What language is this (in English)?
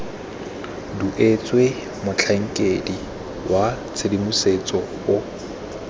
Tswana